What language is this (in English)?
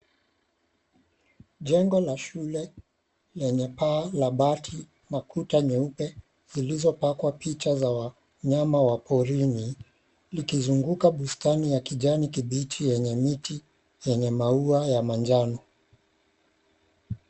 Swahili